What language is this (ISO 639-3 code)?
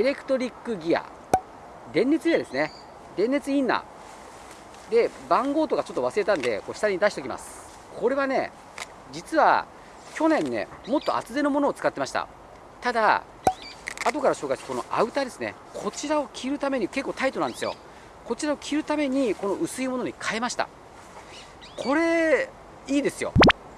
jpn